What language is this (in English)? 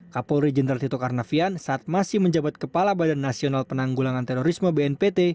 Indonesian